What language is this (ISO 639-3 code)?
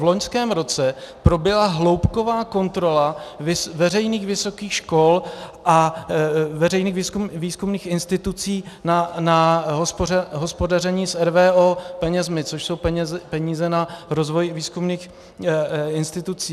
ces